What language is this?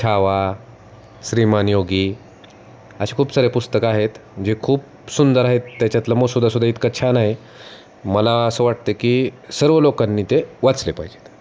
Marathi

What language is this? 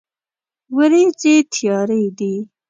Pashto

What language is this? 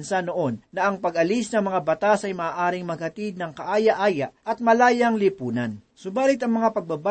Filipino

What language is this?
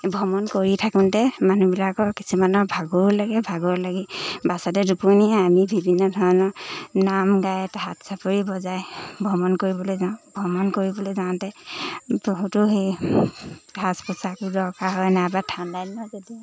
Assamese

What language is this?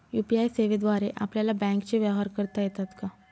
Marathi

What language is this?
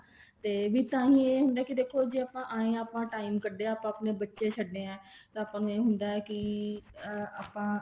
Punjabi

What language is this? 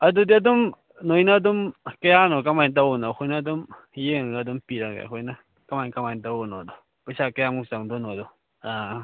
Manipuri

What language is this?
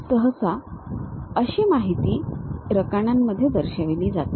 Marathi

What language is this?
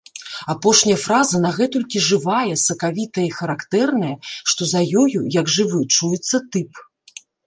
Belarusian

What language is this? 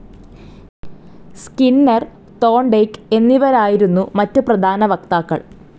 Malayalam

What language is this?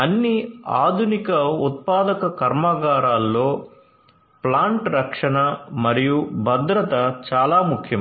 Telugu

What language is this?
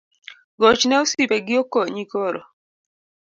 Luo (Kenya and Tanzania)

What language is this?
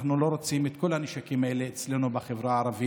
Hebrew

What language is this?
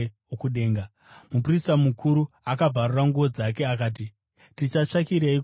Shona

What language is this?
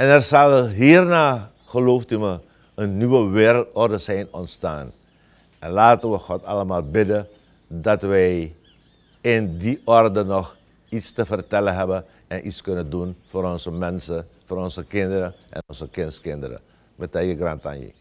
Dutch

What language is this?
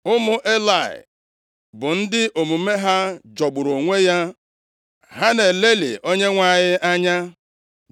Igbo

